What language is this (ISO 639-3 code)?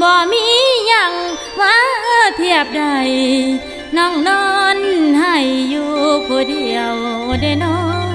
tha